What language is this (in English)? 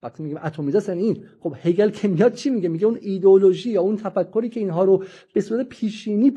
Persian